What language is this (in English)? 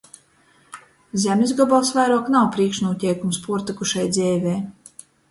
Latgalian